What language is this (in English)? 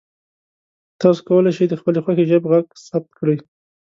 Pashto